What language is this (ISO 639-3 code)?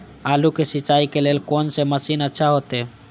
mai